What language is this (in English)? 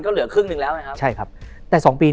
Thai